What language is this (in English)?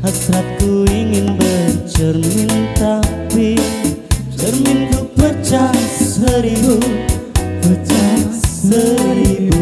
Indonesian